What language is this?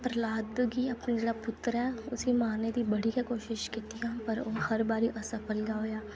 Dogri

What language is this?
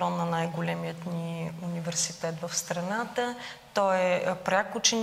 Bulgarian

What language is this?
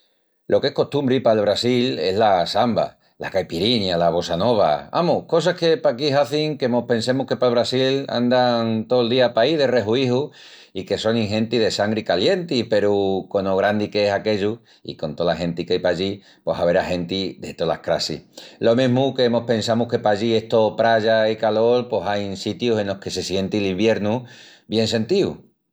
Extremaduran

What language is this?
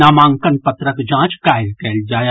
Maithili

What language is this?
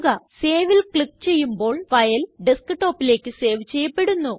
Malayalam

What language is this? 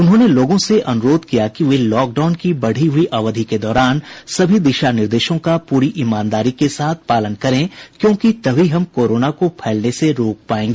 Hindi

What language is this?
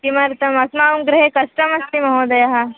Sanskrit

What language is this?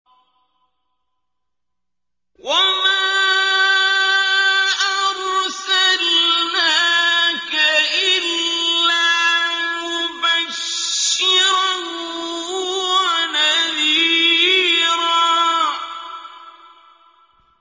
Arabic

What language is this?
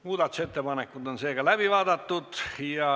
Estonian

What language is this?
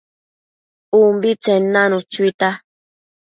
Matsés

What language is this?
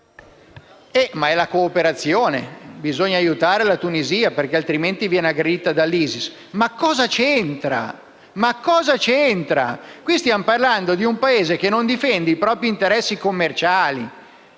Italian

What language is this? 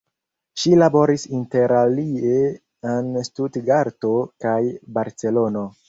Esperanto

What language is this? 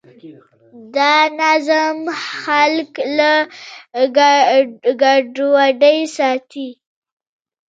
Pashto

